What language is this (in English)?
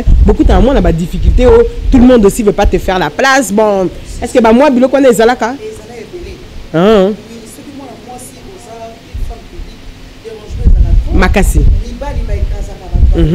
French